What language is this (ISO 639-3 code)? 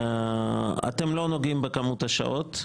heb